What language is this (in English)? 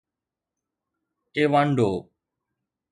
Sindhi